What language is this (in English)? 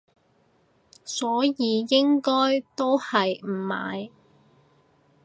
Cantonese